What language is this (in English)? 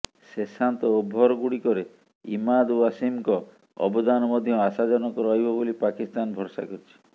Odia